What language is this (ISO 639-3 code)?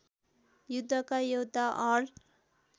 nep